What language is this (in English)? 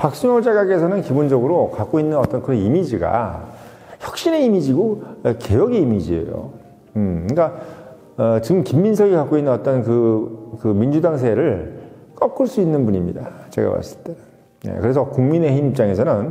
Korean